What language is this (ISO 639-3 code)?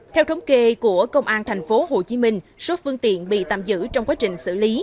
vie